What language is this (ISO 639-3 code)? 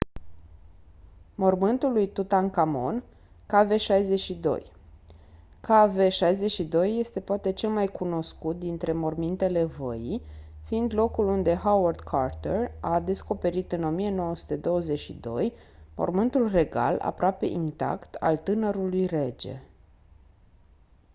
ron